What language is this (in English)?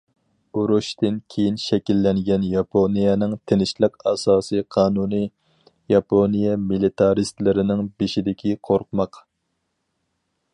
Uyghur